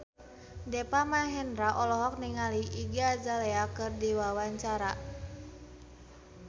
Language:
Sundanese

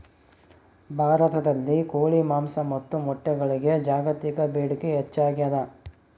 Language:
Kannada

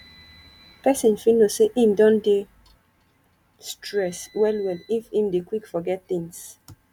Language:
Nigerian Pidgin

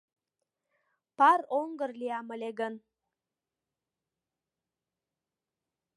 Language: Mari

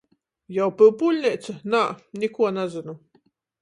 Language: Latgalian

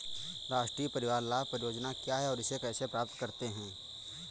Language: Hindi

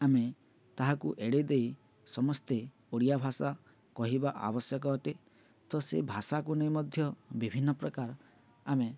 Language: Odia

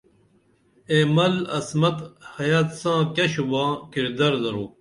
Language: Dameli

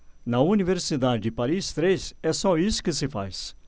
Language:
Portuguese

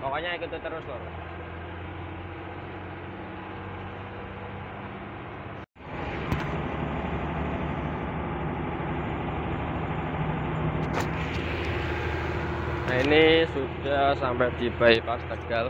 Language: Indonesian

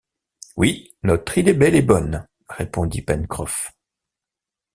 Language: French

